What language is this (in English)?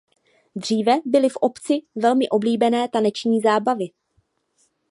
Czech